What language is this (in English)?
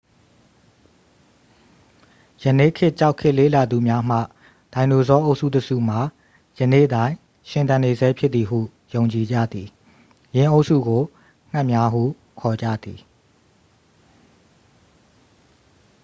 Burmese